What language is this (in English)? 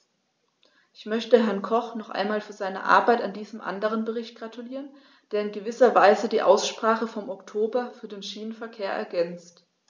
German